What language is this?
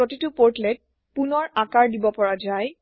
Assamese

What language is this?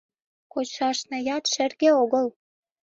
Mari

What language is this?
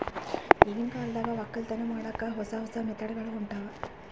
Kannada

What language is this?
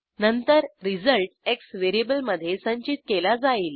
Marathi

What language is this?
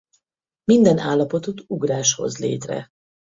Hungarian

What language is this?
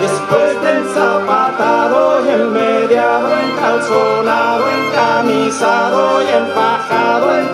Thai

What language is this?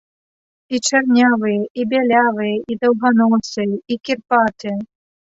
Belarusian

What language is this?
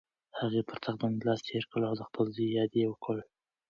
Pashto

